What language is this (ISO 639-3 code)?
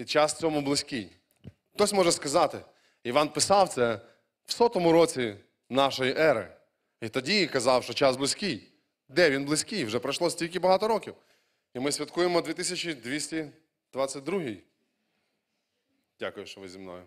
ukr